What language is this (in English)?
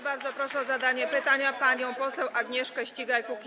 Polish